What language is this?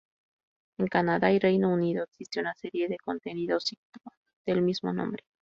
Spanish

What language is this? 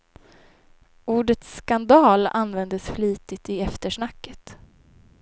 Swedish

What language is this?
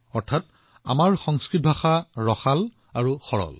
Assamese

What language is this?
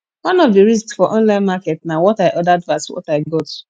Nigerian Pidgin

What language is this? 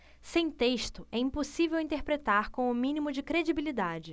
Portuguese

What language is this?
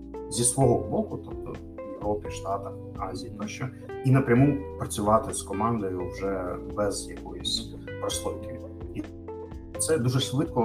Ukrainian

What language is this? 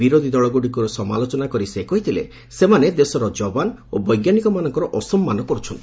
Odia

